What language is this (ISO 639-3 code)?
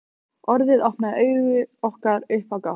isl